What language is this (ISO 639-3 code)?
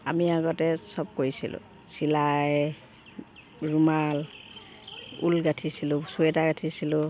asm